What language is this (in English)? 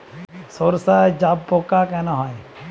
Bangla